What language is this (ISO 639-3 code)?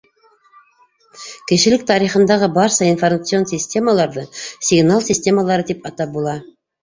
bak